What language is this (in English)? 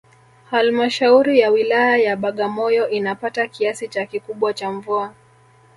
Swahili